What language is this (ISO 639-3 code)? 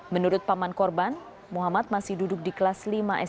ind